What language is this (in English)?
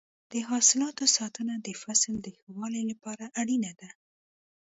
Pashto